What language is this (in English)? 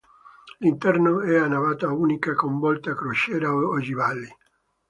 Italian